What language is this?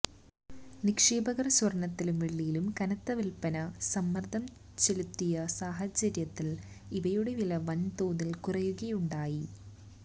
Malayalam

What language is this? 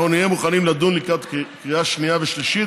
Hebrew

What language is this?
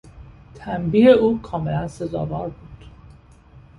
Persian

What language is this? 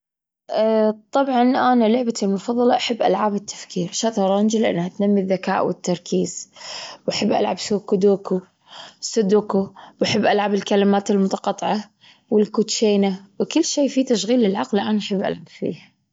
Gulf Arabic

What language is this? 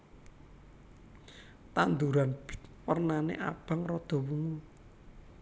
Javanese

